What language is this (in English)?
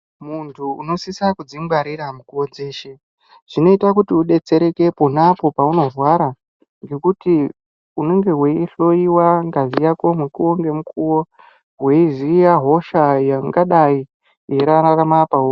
Ndau